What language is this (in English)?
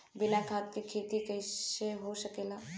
Bhojpuri